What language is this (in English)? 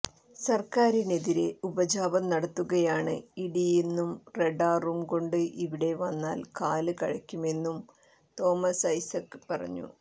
Malayalam